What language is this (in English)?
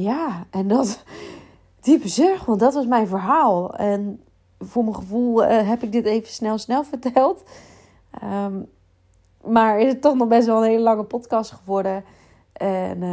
Dutch